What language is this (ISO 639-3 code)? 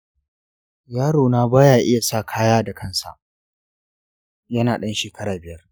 hau